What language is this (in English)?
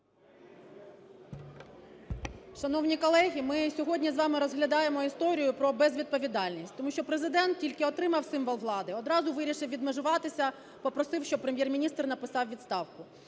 Ukrainian